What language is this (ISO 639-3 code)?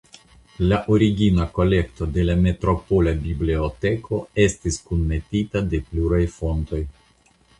epo